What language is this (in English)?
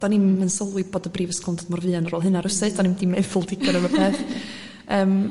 Welsh